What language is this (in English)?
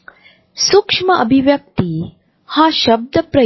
Marathi